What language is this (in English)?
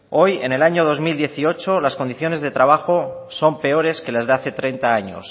Spanish